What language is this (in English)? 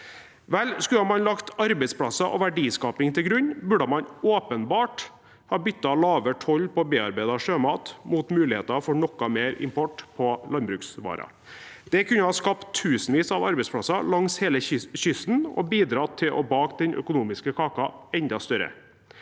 Norwegian